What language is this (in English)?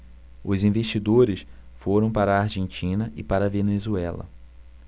Portuguese